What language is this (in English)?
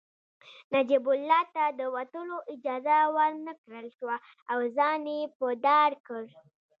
Pashto